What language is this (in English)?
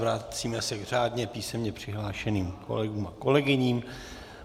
Czech